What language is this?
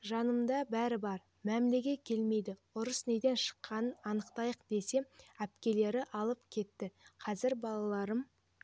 Kazakh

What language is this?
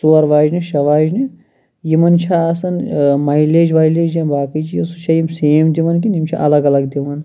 Kashmiri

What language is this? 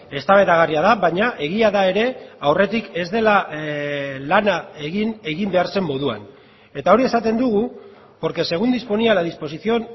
Basque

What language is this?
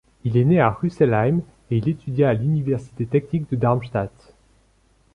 French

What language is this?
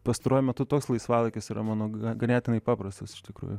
Lithuanian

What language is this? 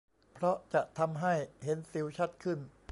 Thai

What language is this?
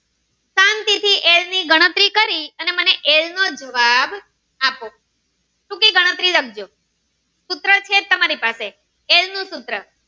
Gujarati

